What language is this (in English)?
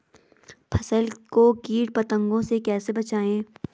Hindi